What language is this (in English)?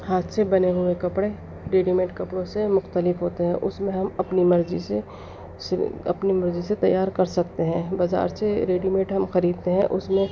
Urdu